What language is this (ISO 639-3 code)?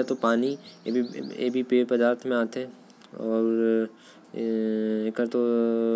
kfp